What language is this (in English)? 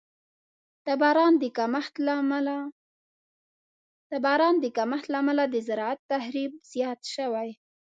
Pashto